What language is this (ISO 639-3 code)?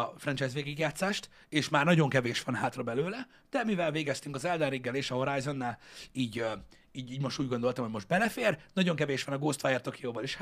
hun